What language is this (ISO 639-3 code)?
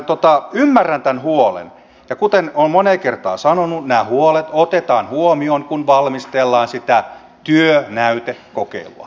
fin